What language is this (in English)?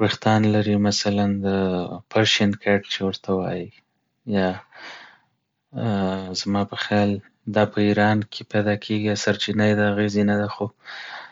Pashto